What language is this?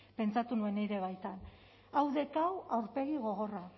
Basque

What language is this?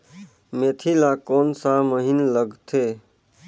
Chhattisgarhi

